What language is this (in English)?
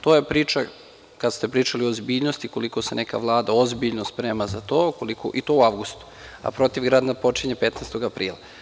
Serbian